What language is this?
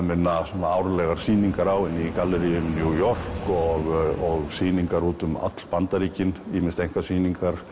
Icelandic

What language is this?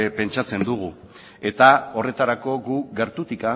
Basque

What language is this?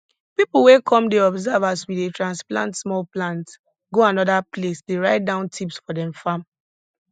Nigerian Pidgin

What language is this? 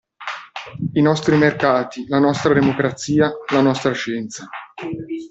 Italian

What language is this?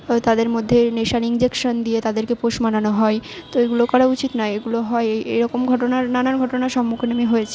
Bangla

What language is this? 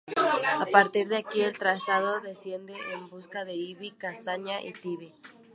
Spanish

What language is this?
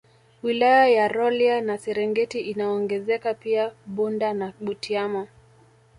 Swahili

